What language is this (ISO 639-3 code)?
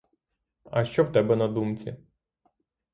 ukr